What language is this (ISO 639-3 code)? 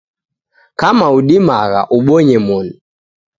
dav